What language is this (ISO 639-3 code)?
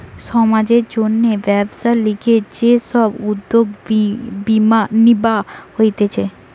ben